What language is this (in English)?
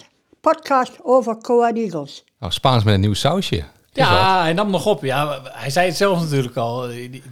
Dutch